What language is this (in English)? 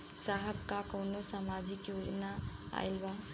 Bhojpuri